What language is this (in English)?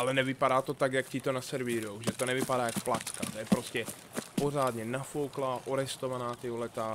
Czech